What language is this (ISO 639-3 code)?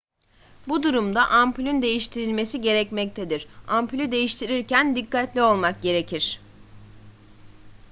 tur